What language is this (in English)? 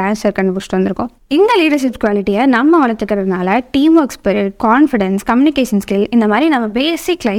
Tamil